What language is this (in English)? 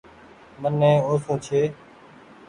Goaria